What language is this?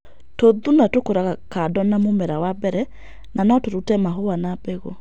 Kikuyu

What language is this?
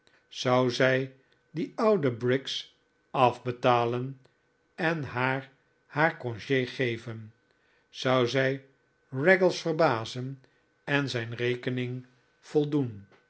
Dutch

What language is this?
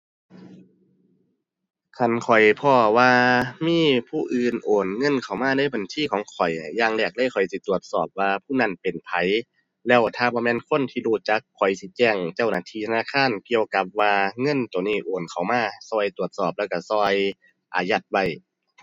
Thai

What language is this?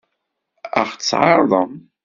Kabyle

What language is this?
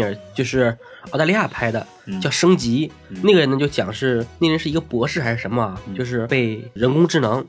Chinese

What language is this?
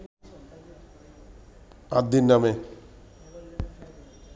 Bangla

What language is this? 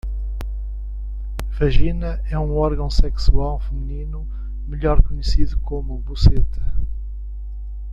Portuguese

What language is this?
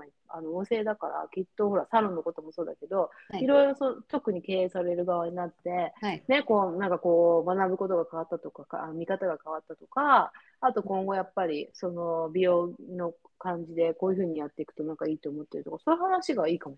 Japanese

